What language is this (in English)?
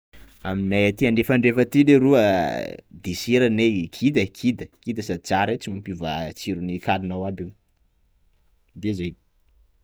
Sakalava Malagasy